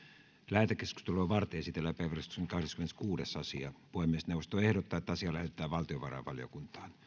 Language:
Finnish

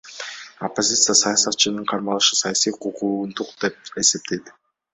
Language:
Kyrgyz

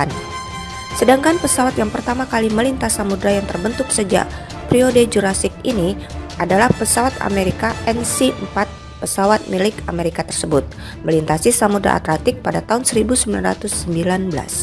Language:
Indonesian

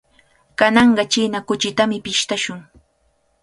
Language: Cajatambo North Lima Quechua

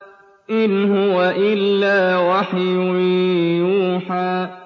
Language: Arabic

